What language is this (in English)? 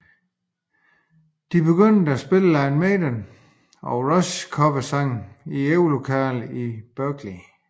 Danish